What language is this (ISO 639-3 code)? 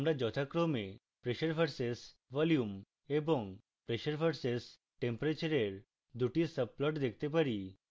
ben